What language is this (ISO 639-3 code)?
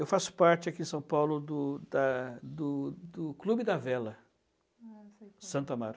por